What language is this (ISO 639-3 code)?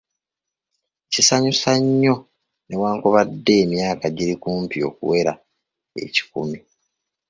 lug